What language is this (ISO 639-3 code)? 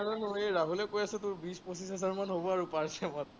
asm